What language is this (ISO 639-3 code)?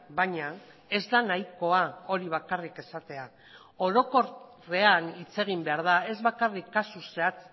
eus